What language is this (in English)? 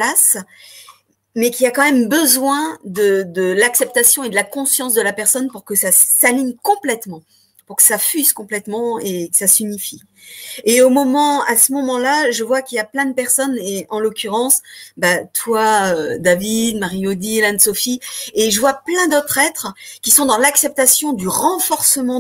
French